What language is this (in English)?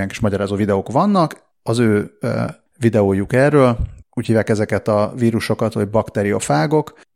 Hungarian